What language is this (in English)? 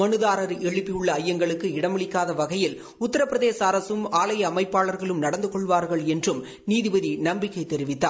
Tamil